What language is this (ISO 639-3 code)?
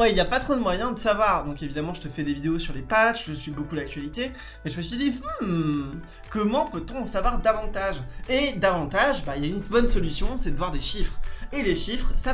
fra